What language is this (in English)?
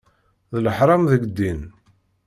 Kabyle